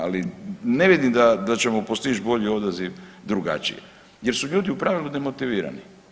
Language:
Croatian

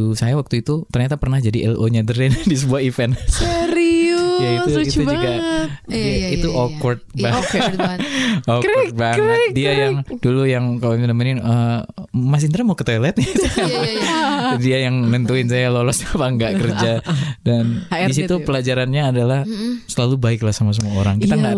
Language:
Indonesian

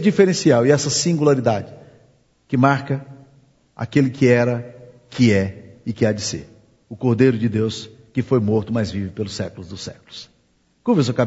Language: Portuguese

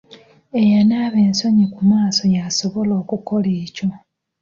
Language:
Ganda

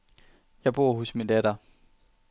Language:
Danish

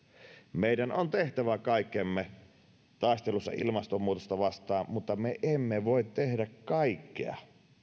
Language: Finnish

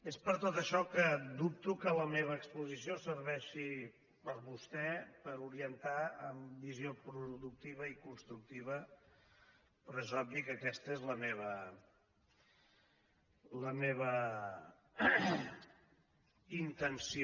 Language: Catalan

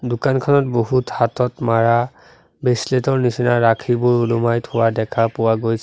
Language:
Assamese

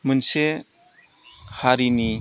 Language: Bodo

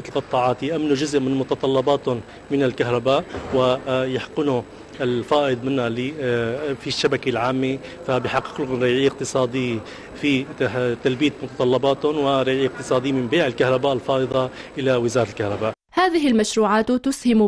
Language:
Arabic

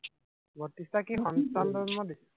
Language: Assamese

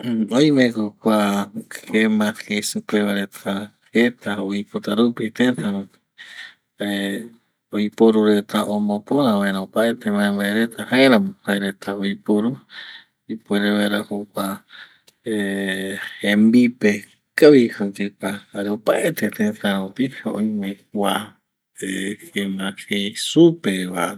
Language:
Eastern Bolivian Guaraní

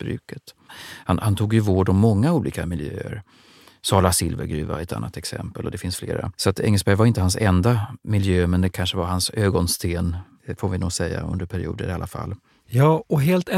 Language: Swedish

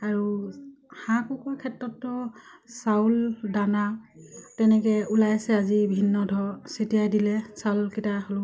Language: Assamese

